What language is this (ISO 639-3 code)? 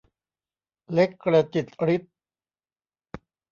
tha